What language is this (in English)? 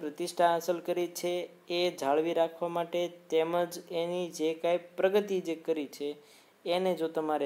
Hindi